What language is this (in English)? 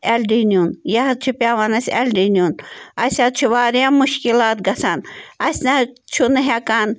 Kashmiri